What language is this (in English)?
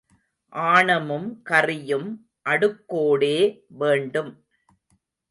Tamil